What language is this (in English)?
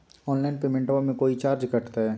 Magahi